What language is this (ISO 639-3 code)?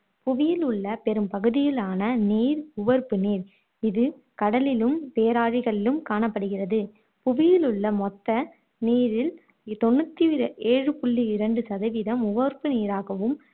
tam